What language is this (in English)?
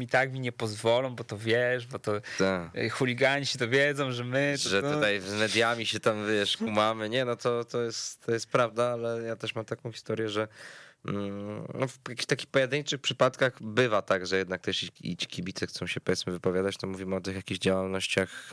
Polish